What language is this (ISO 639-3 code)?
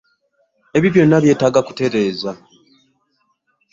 lug